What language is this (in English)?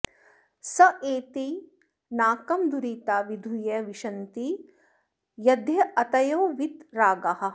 Sanskrit